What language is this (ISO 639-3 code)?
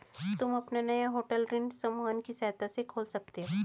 hin